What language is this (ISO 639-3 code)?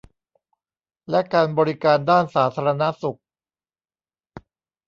tha